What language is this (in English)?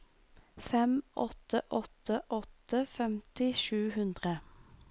Norwegian